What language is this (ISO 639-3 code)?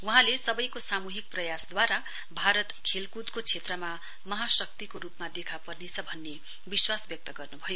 nep